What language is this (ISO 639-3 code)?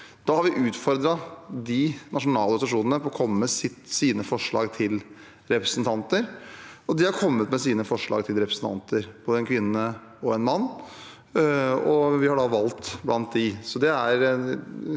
nor